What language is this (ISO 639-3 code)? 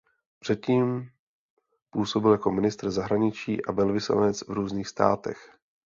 ces